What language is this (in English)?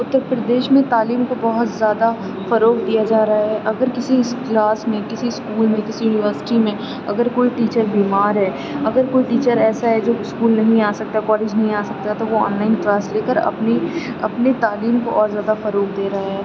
Urdu